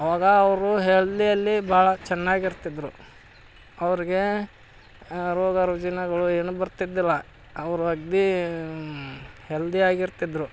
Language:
Kannada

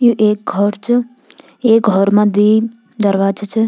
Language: Garhwali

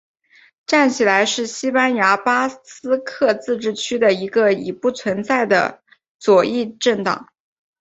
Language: Chinese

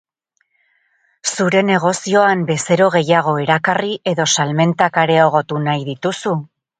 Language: Basque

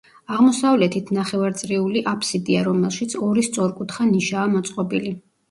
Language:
Georgian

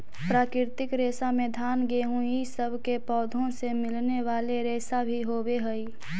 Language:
Magahi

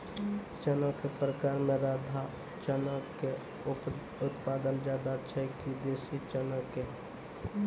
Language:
Maithili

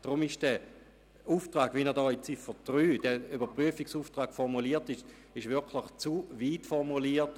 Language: Swiss German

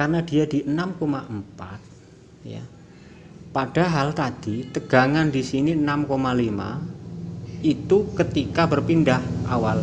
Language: Indonesian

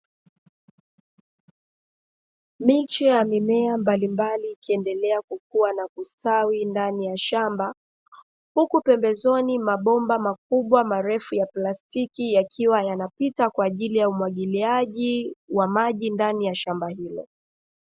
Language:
Swahili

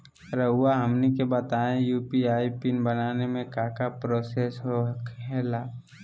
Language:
Magahi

